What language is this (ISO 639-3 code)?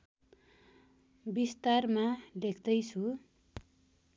nep